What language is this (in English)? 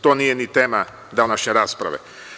Serbian